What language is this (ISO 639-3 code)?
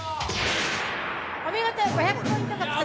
jpn